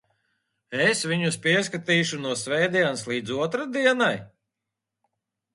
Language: Latvian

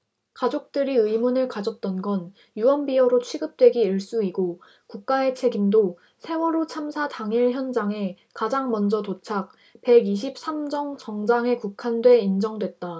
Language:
Korean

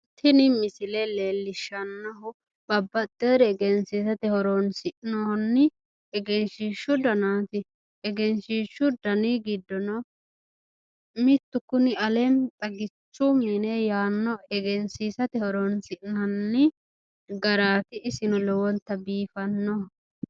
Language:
Sidamo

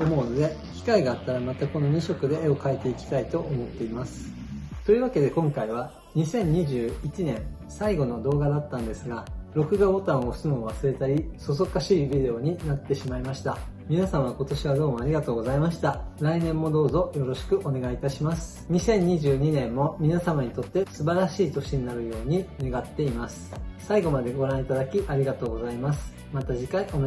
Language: Japanese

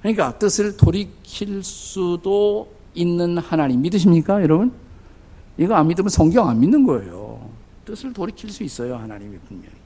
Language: Korean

